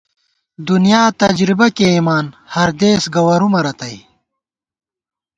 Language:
Gawar-Bati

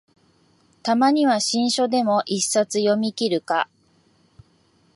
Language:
Japanese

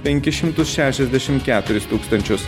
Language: Lithuanian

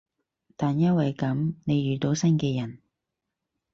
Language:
Cantonese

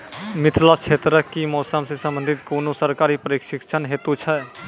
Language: Maithili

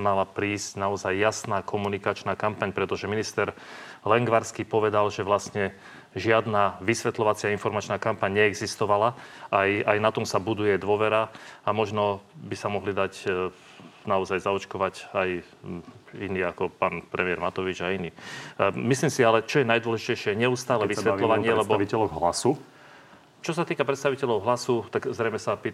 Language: Slovak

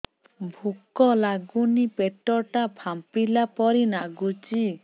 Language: Odia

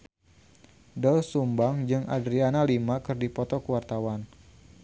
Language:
Sundanese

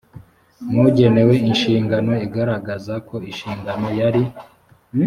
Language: Kinyarwanda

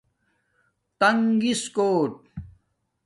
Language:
Domaaki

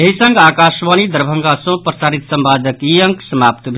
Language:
Maithili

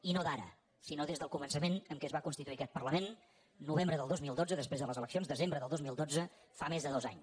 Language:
Catalan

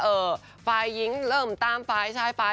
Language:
Thai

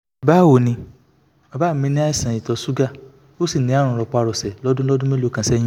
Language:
Yoruba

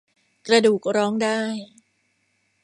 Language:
Thai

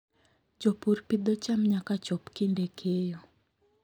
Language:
Luo (Kenya and Tanzania)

